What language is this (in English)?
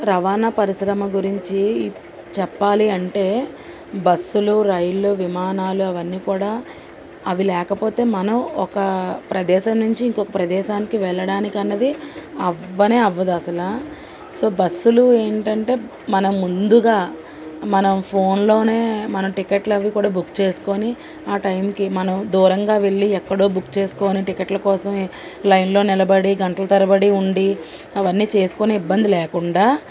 Telugu